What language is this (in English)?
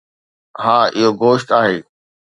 Sindhi